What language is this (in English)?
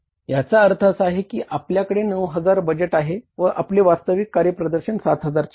Marathi